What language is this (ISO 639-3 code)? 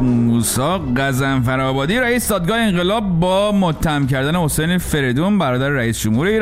fas